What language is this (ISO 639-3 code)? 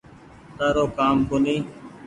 gig